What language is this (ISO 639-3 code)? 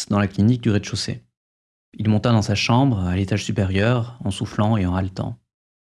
fra